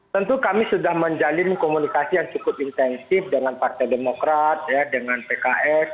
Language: Indonesian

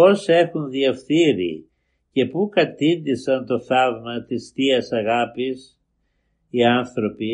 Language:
Greek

